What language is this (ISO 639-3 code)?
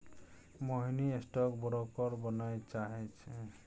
mai